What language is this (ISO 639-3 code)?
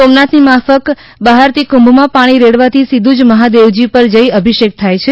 guj